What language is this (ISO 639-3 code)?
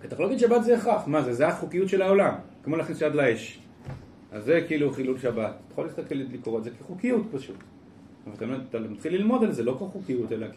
heb